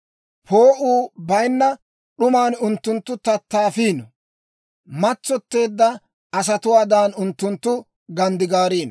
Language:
Dawro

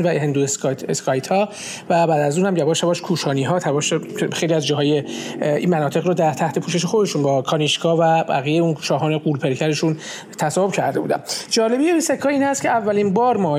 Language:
Persian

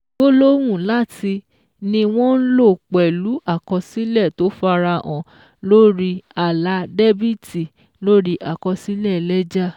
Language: Yoruba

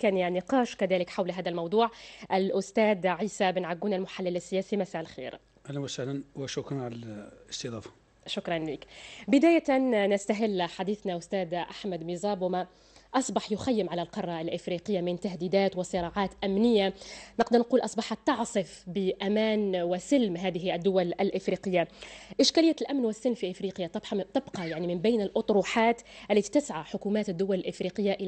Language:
Arabic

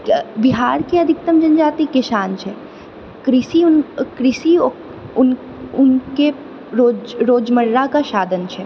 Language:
Maithili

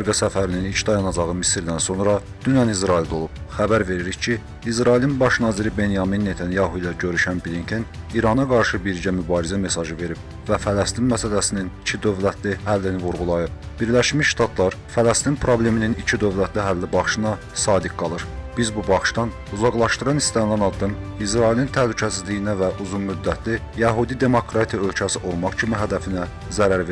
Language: Turkish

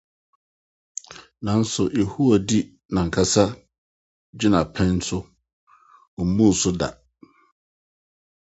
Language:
Akan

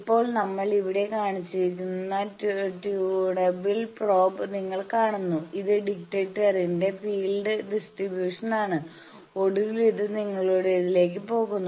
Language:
Malayalam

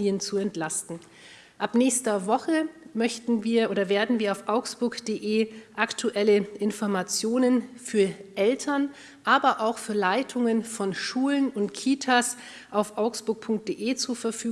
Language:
German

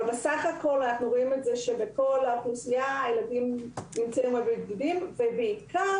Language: Hebrew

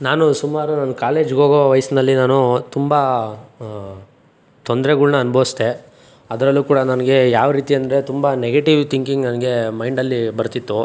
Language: Kannada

